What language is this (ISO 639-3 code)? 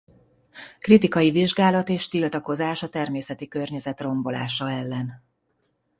hun